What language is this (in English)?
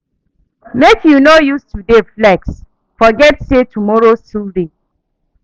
Nigerian Pidgin